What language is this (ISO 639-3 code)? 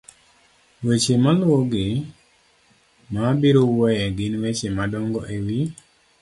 luo